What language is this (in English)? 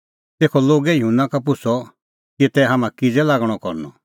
Kullu Pahari